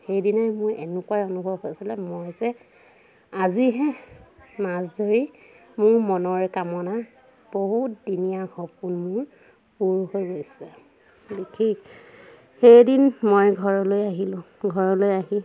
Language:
Assamese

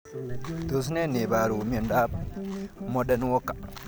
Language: Kalenjin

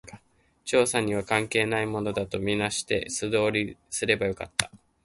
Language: Japanese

